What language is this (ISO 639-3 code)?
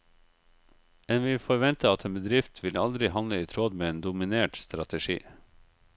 nor